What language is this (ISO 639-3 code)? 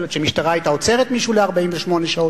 heb